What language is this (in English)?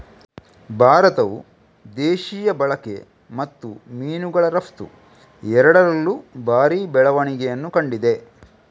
Kannada